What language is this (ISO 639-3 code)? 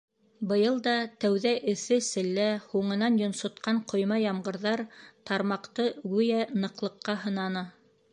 bak